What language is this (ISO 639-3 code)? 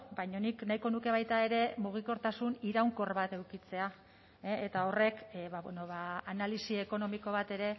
eus